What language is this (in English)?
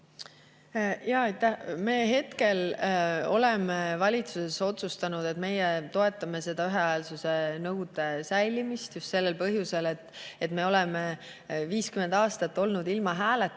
Estonian